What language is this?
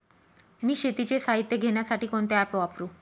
Marathi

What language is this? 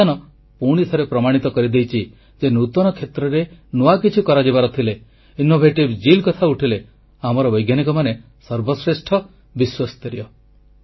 Odia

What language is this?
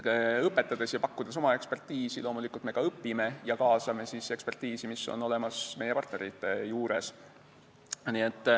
Estonian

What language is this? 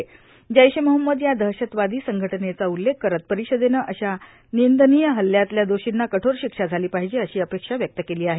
Marathi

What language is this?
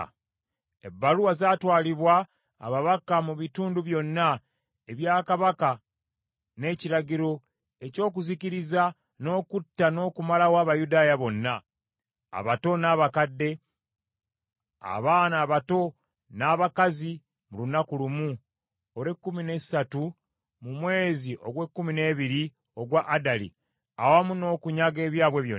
Ganda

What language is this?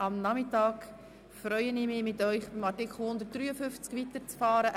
Swiss German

